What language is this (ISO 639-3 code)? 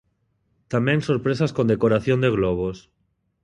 glg